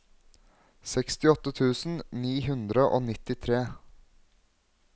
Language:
Norwegian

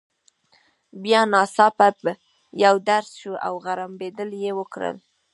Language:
Pashto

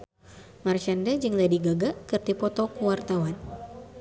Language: Sundanese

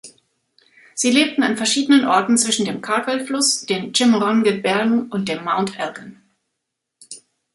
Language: German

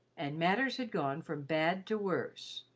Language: English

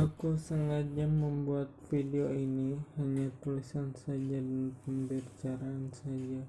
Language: Indonesian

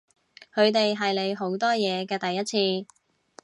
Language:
Cantonese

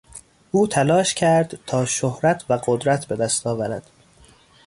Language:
Persian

